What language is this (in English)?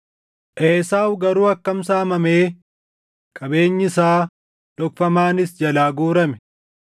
Oromo